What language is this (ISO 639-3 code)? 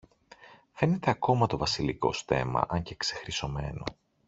ell